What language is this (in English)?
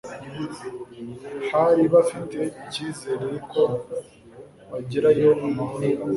Kinyarwanda